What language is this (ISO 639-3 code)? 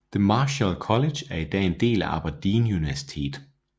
dan